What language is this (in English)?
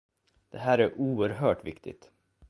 Swedish